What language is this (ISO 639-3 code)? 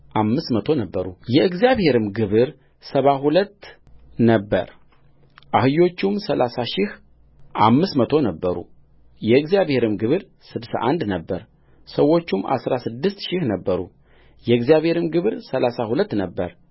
amh